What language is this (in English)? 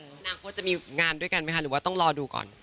Thai